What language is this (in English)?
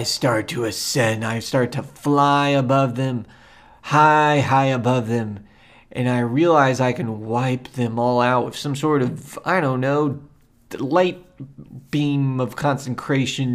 English